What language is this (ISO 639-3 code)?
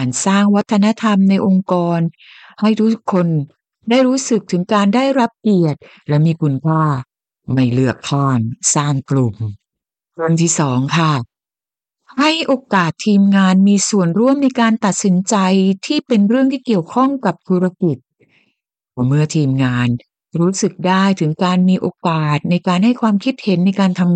tha